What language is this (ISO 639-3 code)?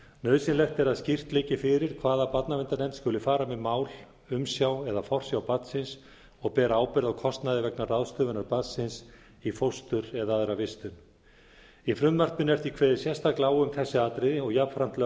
isl